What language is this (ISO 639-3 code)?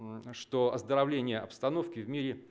rus